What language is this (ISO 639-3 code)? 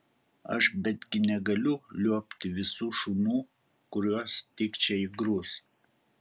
lit